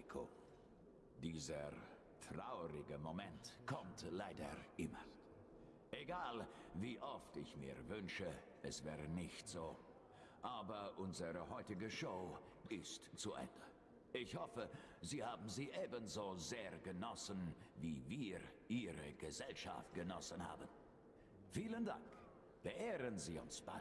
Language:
German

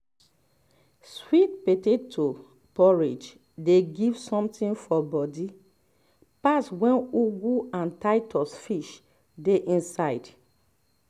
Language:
Nigerian Pidgin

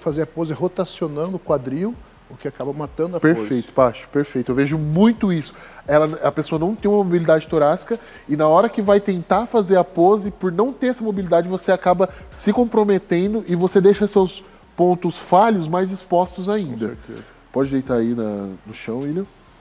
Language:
Portuguese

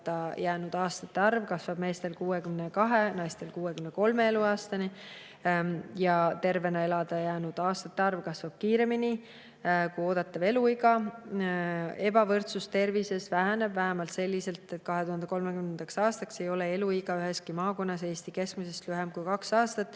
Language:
Estonian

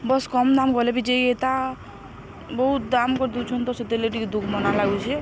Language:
Odia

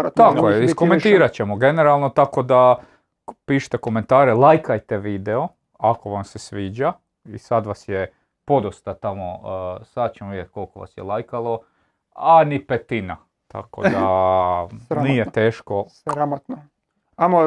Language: Croatian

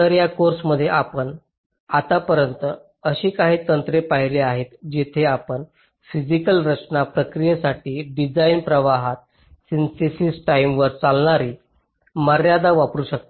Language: Marathi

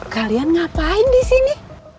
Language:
Indonesian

